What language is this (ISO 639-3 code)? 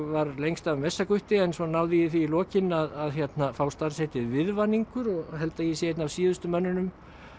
isl